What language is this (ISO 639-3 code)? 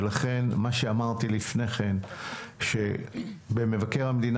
heb